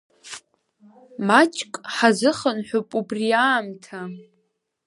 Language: Abkhazian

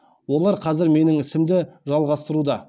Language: Kazakh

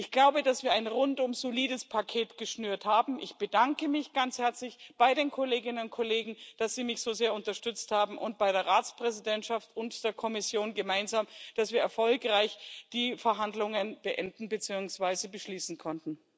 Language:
German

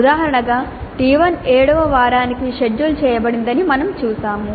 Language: Telugu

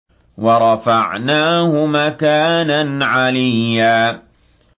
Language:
Arabic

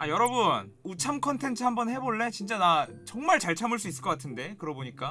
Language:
Korean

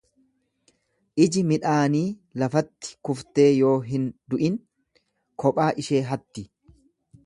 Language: Oromo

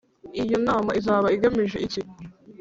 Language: Kinyarwanda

